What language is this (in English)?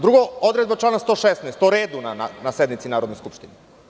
Serbian